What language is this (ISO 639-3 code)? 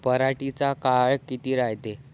mar